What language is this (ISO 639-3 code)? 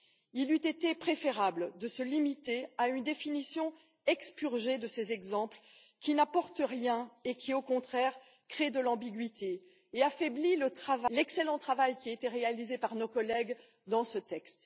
fra